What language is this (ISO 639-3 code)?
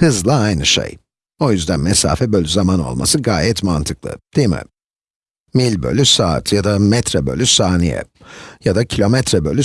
tur